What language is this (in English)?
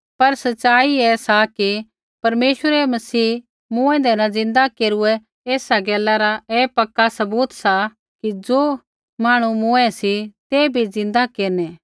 Kullu Pahari